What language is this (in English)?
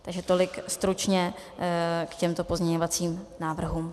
Czech